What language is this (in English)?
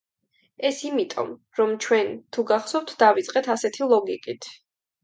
Georgian